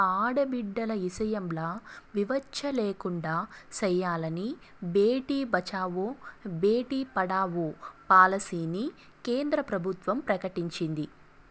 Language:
Telugu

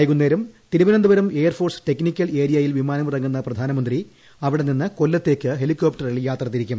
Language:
Malayalam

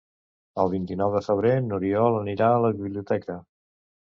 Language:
Catalan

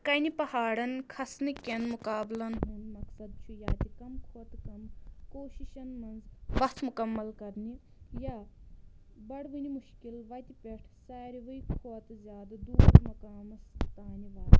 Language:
Kashmiri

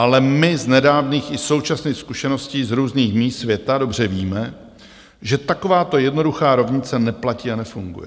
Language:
Czech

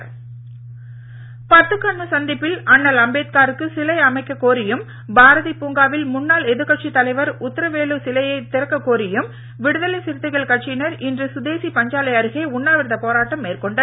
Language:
Tamil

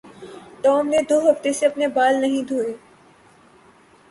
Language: Urdu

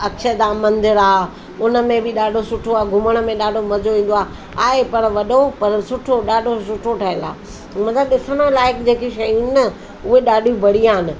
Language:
Sindhi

